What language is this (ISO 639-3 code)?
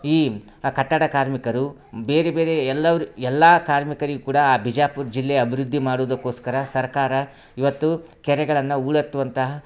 kan